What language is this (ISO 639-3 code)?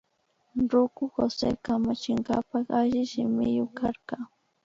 qvi